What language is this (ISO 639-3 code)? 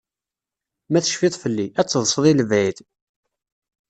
kab